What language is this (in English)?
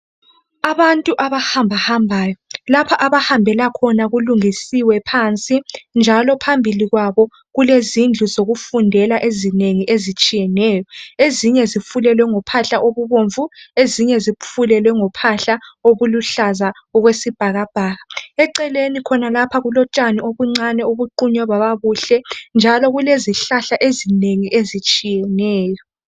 North Ndebele